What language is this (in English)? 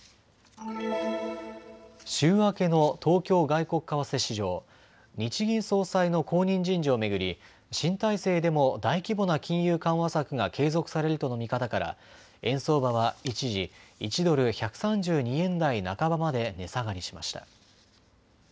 Japanese